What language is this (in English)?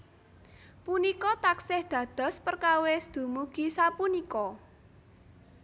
Javanese